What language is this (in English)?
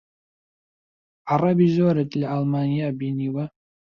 Central Kurdish